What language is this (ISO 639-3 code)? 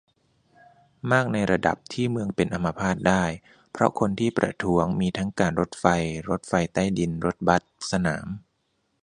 tha